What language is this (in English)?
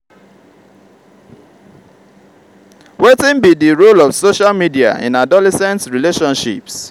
Nigerian Pidgin